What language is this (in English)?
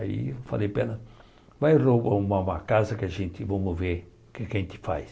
Portuguese